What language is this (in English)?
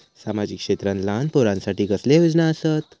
Marathi